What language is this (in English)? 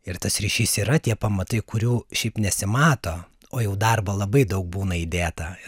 Lithuanian